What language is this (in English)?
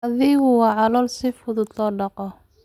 Somali